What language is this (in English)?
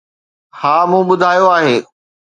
Sindhi